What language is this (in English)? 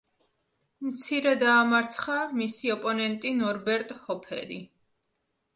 Georgian